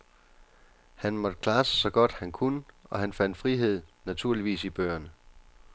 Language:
Danish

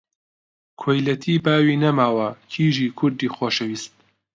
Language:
Central Kurdish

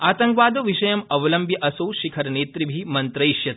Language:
Sanskrit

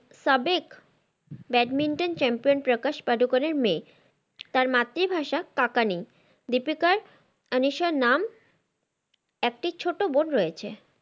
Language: Bangla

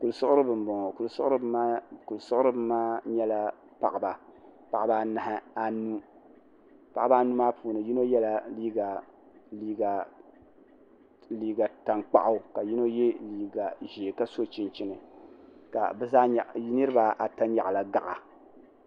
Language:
Dagbani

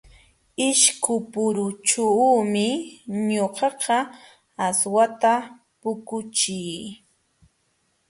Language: Jauja Wanca Quechua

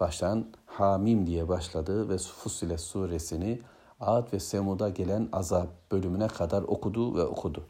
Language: Turkish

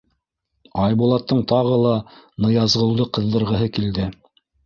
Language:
Bashkir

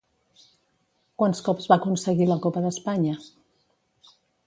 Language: Catalan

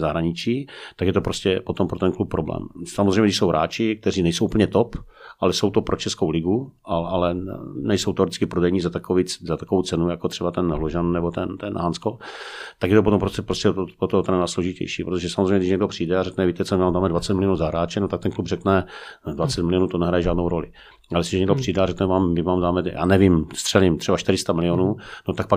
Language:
Czech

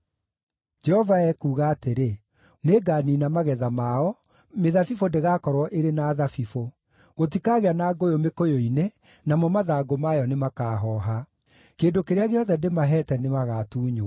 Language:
Kikuyu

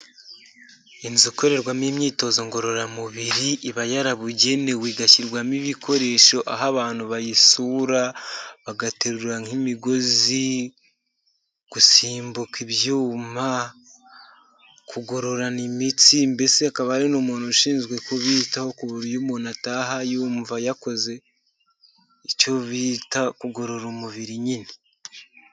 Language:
Kinyarwanda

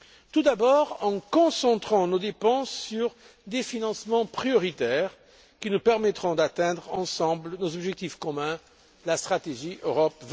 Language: French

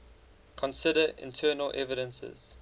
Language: English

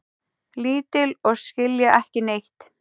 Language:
Icelandic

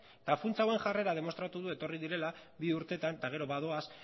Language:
Basque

